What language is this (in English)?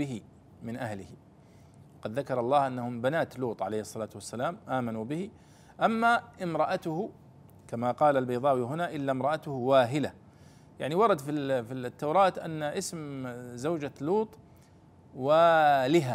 Arabic